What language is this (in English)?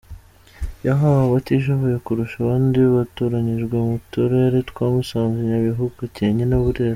Kinyarwanda